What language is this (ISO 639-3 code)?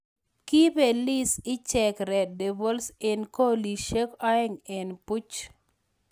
kln